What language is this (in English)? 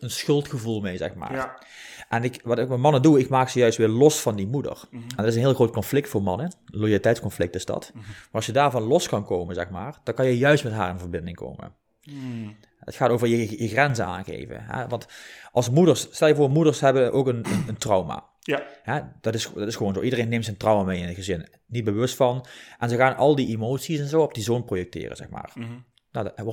Dutch